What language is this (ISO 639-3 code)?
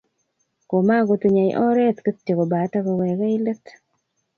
kln